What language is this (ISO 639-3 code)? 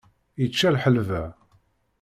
kab